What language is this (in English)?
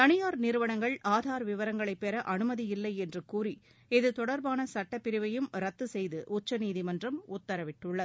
Tamil